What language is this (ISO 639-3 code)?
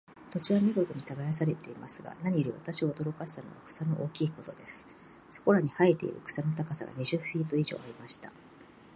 jpn